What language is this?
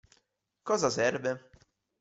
Italian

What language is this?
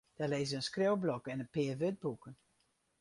Western Frisian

